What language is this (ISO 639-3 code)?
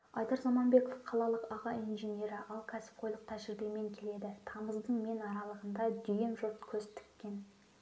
kaz